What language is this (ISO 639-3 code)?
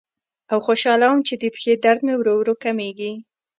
pus